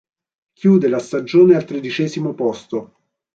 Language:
Italian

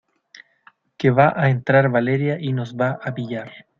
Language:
Spanish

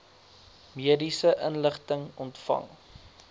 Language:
Afrikaans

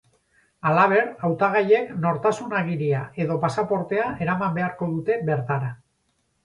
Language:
Basque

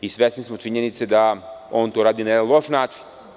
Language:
Serbian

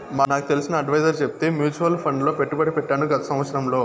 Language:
Telugu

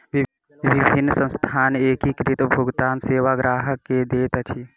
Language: Maithili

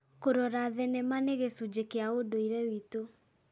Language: Kikuyu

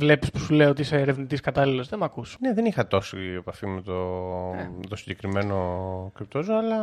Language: Greek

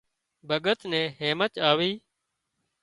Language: Wadiyara Koli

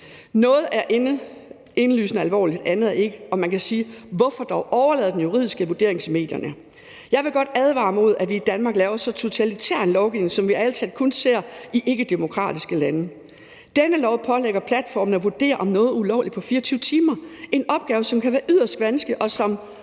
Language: Danish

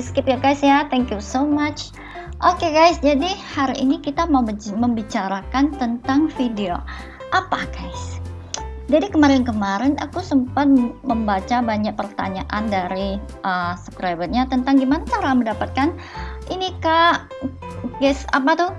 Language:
Indonesian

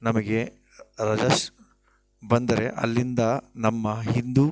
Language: Kannada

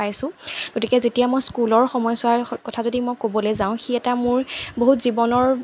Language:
Assamese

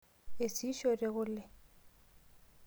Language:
Masai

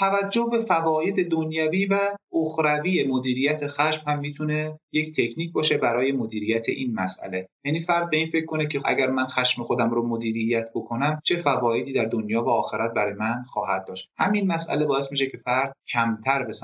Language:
Persian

